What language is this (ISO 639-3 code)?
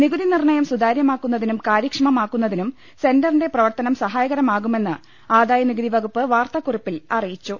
mal